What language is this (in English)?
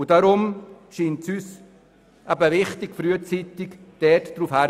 Swiss German